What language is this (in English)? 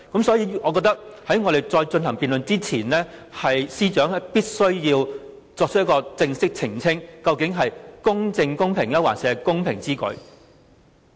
Cantonese